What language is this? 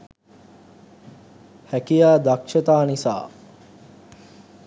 Sinhala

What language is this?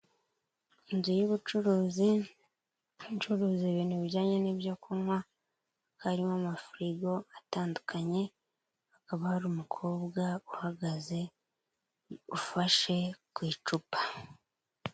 Kinyarwanda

